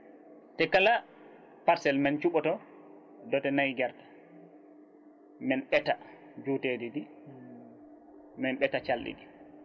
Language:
Fula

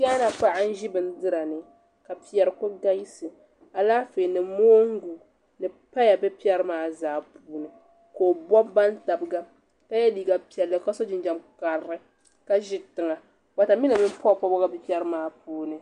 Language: Dagbani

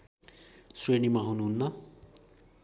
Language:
Nepali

